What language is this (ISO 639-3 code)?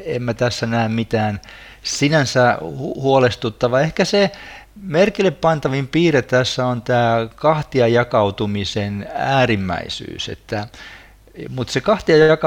fin